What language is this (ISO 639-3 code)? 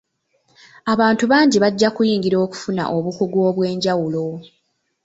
lug